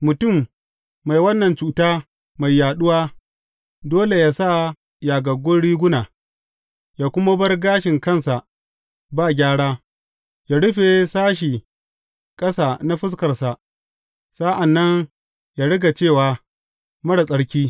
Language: Hausa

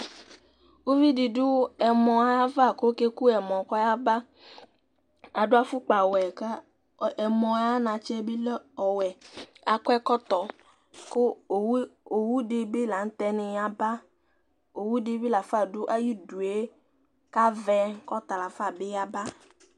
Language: Ikposo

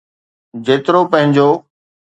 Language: Sindhi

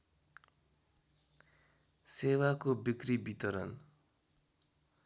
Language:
Nepali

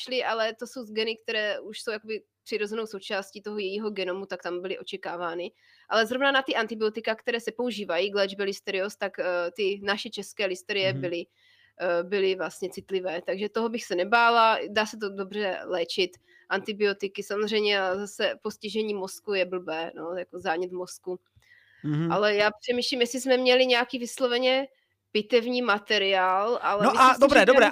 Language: Czech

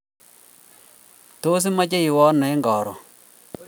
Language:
Kalenjin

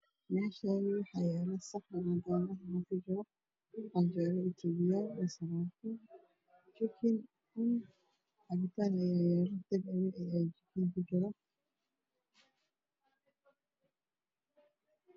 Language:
Somali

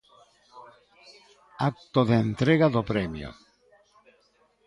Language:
Galician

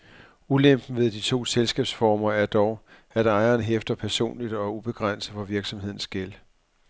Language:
Danish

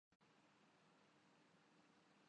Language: Urdu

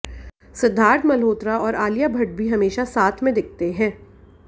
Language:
Hindi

